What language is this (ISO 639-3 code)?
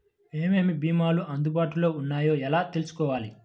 tel